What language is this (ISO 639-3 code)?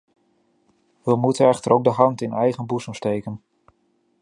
nld